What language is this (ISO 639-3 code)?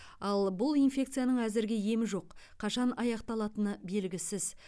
kaz